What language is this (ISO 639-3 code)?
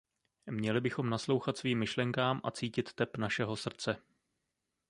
ces